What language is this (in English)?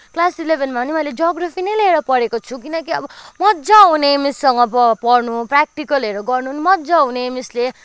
Nepali